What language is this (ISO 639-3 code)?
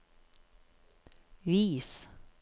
nor